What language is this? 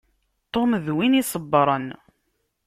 Kabyle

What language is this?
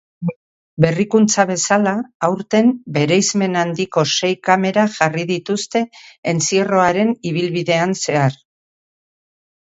Basque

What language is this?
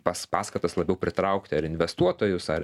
Lithuanian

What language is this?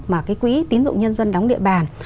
Vietnamese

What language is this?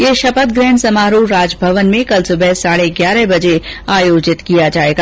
Hindi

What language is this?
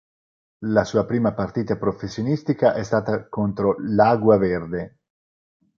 Italian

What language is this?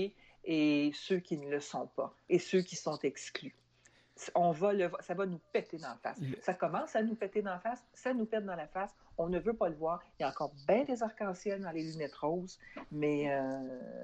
French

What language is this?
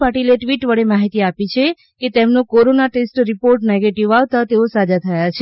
Gujarati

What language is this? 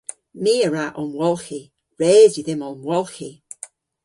Cornish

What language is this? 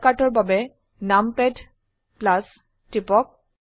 Assamese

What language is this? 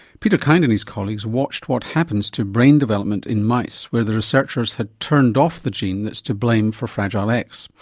English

